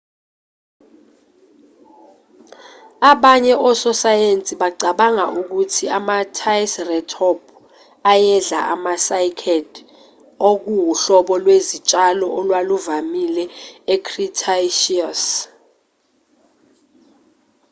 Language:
Zulu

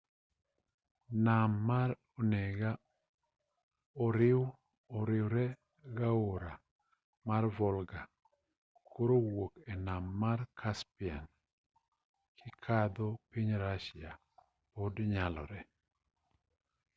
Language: Luo (Kenya and Tanzania)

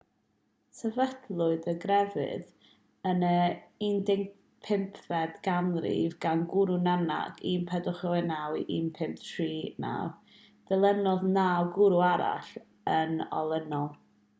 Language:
Welsh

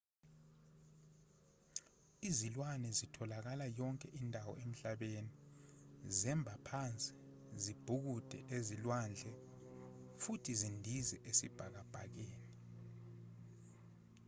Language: Zulu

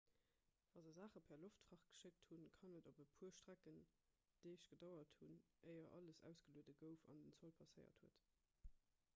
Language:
Luxembourgish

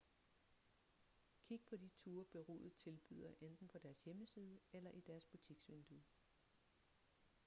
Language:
Danish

